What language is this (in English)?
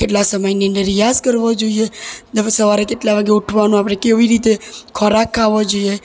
Gujarati